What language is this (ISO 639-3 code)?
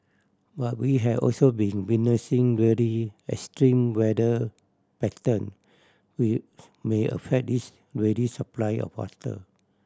eng